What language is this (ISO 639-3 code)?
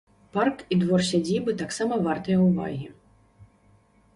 bel